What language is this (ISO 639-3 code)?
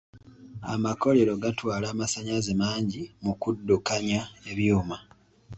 lug